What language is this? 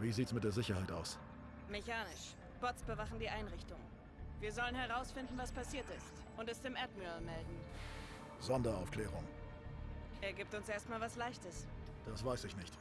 German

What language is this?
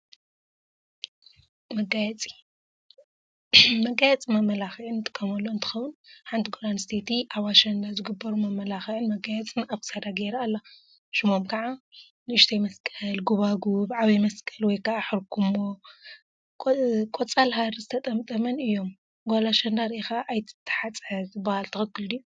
Tigrinya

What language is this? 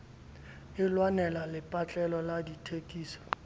Southern Sotho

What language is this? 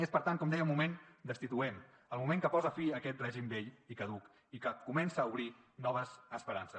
Catalan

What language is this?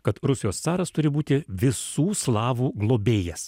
Lithuanian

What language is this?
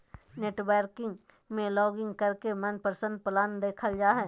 Magahi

